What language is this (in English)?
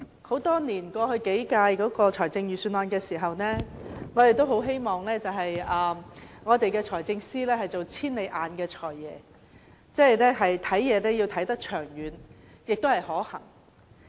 Cantonese